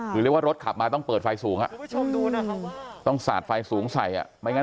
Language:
Thai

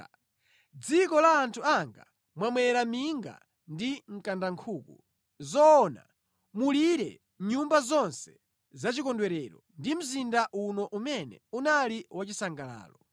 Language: Nyanja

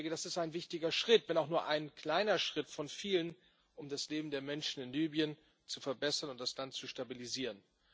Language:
German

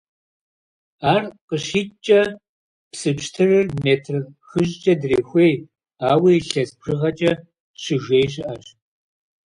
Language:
Kabardian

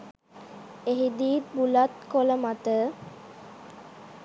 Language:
Sinhala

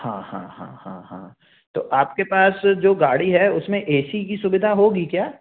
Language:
Hindi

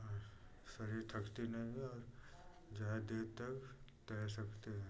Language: Hindi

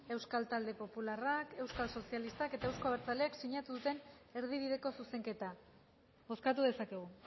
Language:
Basque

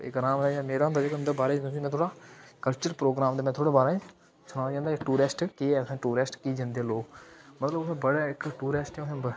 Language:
Dogri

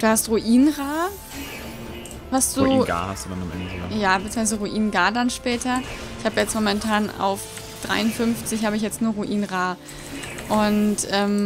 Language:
German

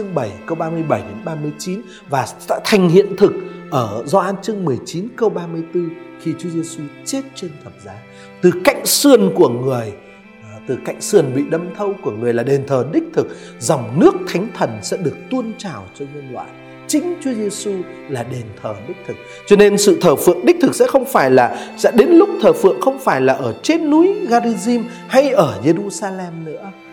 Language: Vietnamese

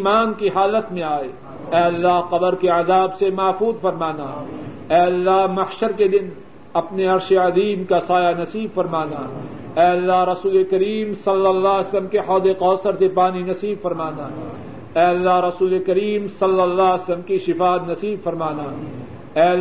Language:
Urdu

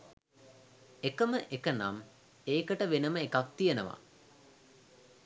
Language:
Sinhala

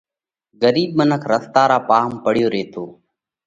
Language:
Parkari Koli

